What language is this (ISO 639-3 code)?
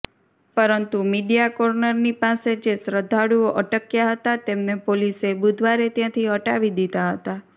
guj